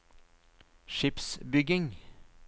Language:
Norwegian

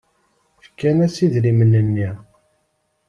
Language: Kabyle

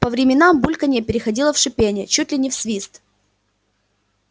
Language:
Russian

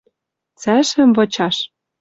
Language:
Western Mari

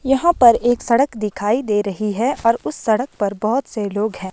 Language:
Hindi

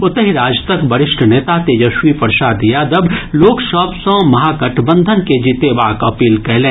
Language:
Maithili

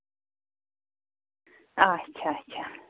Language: Kashmiri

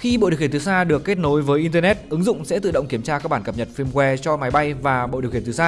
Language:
Vietnamese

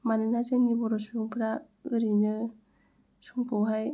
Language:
Bodo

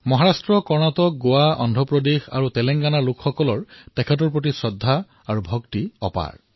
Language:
Assamese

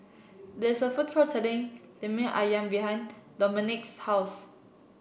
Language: English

